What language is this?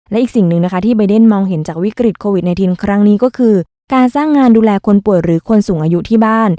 Thai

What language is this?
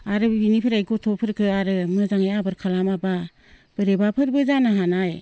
Bodo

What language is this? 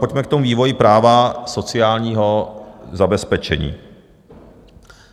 Czech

